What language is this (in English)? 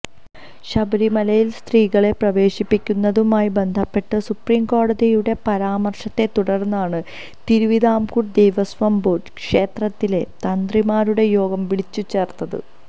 Malayalam